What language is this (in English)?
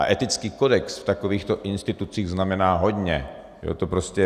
Czech